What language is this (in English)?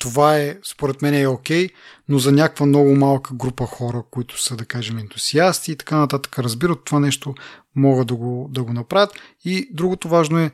Bulgarian